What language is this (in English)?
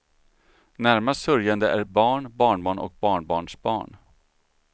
Swedish